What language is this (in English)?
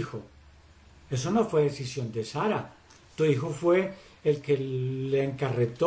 Spanish